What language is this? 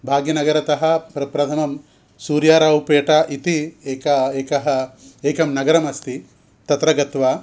Sanskrit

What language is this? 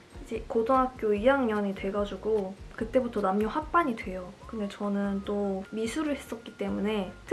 Korean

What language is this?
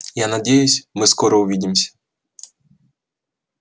Russian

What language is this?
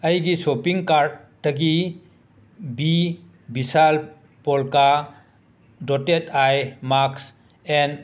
Manipuri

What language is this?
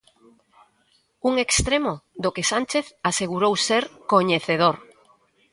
Galician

